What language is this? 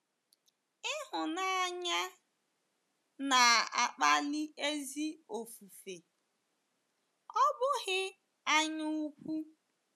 Igbo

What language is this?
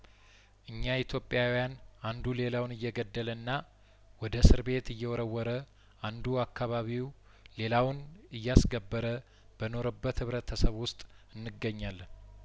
Amharic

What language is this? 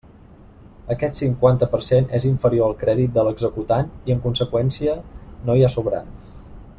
Catalan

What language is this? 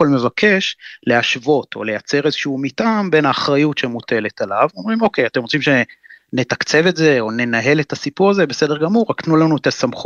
Hebrew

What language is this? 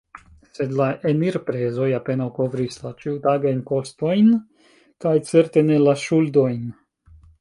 Esperanto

